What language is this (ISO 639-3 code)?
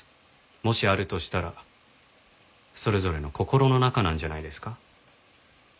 jpn